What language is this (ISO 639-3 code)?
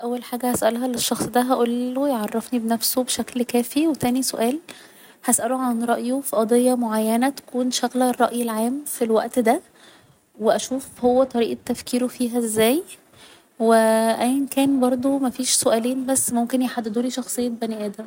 arz